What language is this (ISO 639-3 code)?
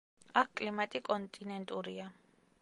kat